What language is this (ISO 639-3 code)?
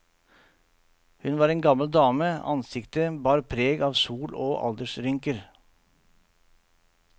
nor